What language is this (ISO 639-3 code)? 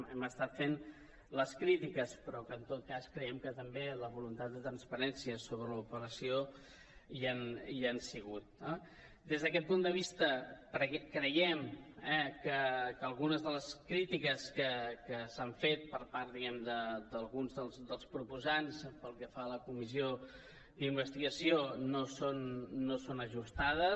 cat